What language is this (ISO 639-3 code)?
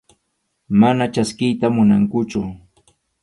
qxu